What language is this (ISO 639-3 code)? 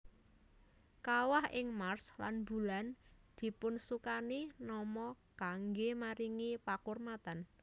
jav